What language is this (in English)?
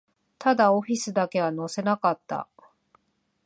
Japanese